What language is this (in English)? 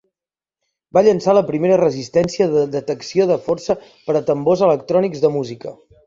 Catalan